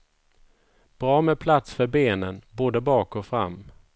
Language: Swedish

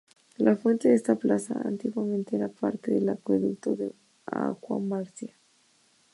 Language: Spanish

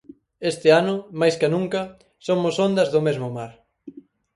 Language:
Galician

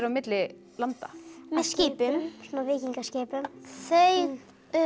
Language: Icelandic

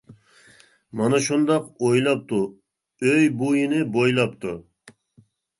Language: Uyghur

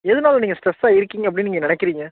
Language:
Tamil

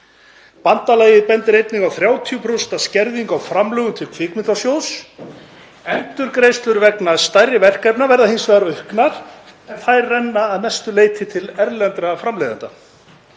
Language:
Icelandic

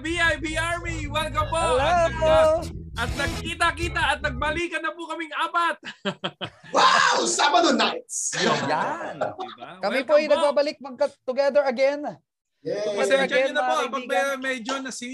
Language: Filipino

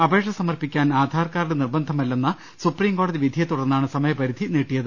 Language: Malayalam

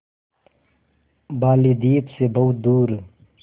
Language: Hindi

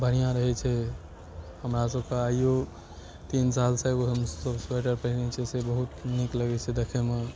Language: Maithili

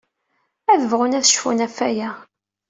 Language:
Kabyle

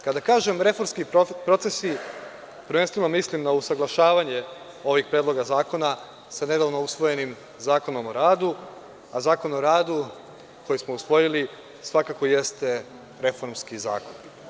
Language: Serbian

